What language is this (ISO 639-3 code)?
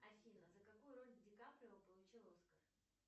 rus